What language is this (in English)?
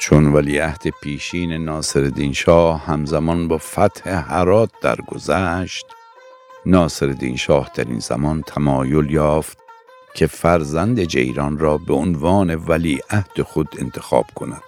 Persian